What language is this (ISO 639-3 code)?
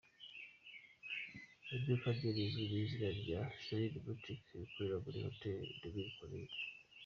kin